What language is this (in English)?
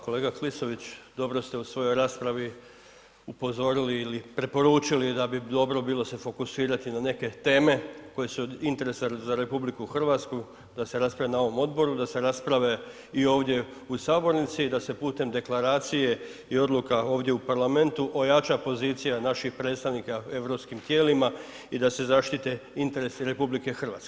Croatian